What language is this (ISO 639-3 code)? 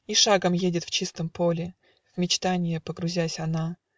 rus